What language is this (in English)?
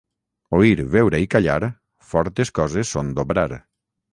Catalan